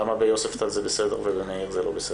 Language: Hebrew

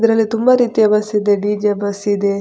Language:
Kannada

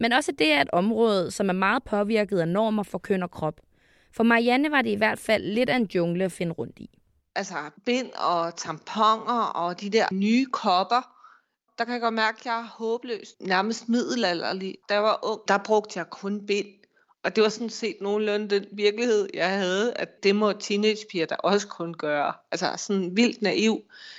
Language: Danish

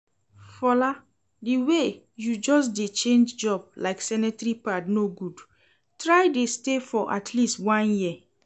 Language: Nigerian Pidgin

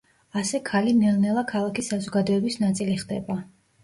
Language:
Georgian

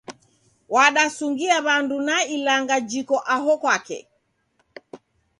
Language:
Taita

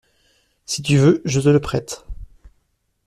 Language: French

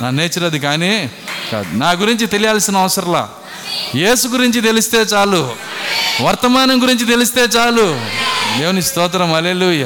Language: Telugu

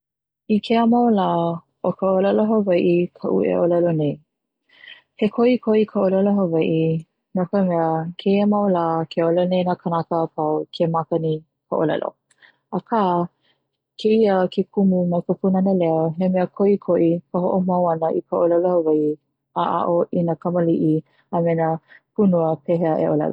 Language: Hawaiian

